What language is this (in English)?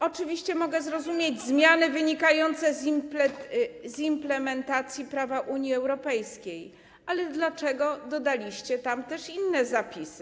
Polish